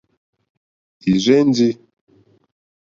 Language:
Mokpwe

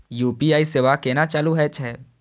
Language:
Maithili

